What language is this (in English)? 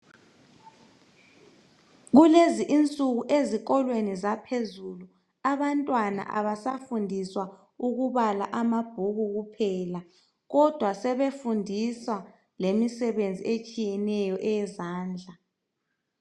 North Ndebele